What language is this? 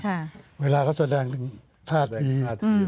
Thai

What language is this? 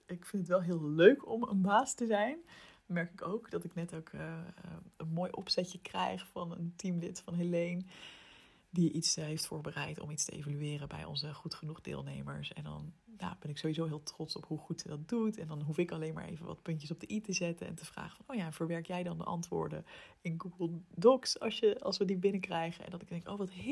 Dutch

